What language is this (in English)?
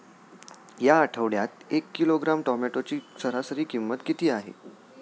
Marathi